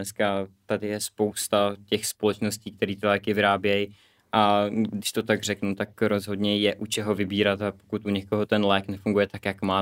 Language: Czech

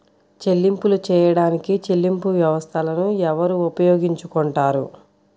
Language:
Telugu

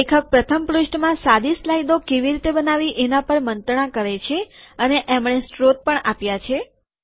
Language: Gujarati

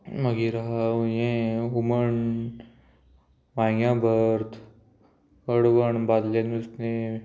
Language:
Konkani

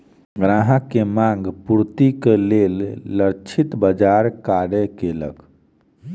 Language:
Maithili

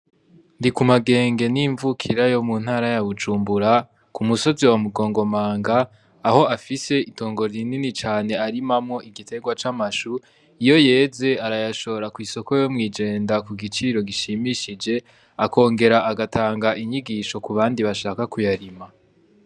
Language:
Rundi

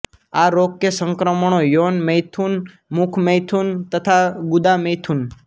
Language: Gujarati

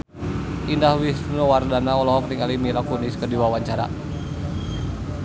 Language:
Sundanese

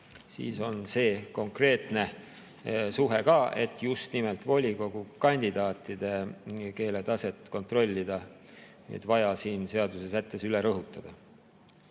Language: Estonian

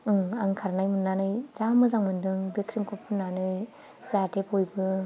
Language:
Bodo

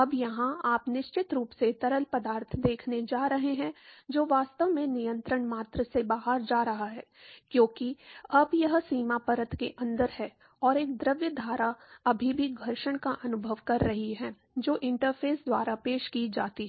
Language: Hindi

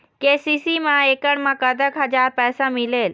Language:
Chhattisgarhi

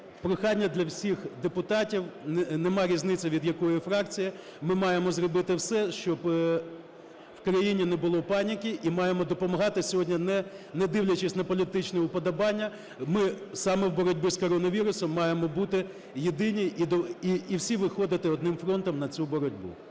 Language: Ukrainian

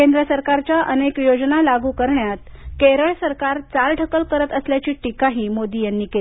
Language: Marathi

